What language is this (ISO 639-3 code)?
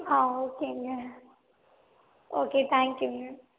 tam